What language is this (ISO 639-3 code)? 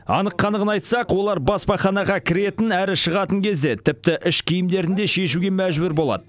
kaz